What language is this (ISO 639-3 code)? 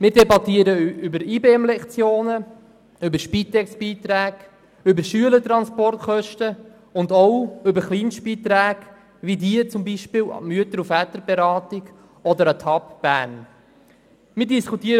gsw